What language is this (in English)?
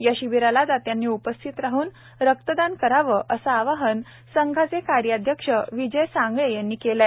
Marathi